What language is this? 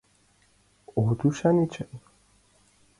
Mari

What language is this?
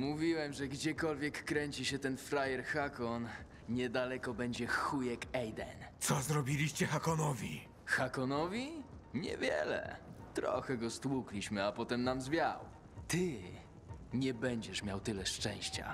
Polish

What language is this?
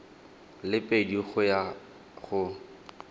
Tswana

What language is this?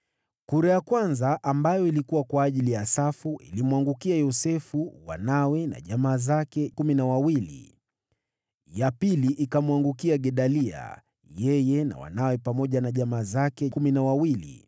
Swahili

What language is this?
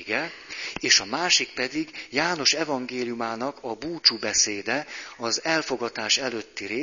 Hungarian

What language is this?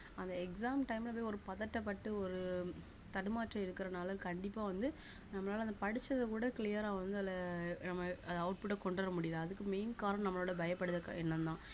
Tamil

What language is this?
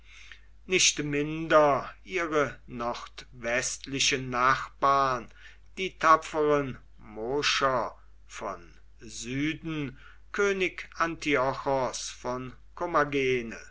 German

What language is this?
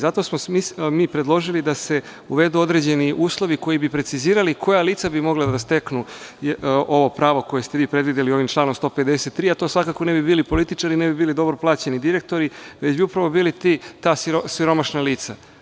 Serbian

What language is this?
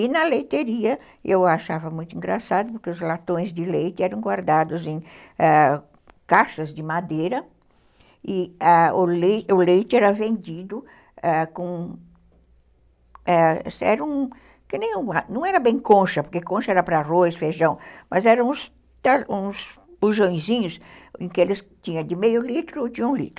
Portuguese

